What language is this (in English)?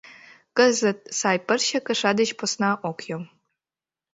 Mari